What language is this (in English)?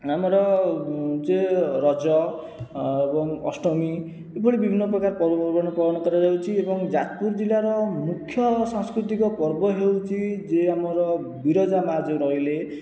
Odia